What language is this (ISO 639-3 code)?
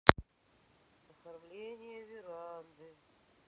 rus